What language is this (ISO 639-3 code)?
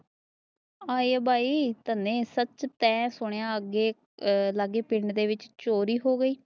pan